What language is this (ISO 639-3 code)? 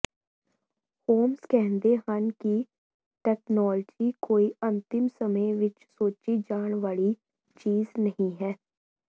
pan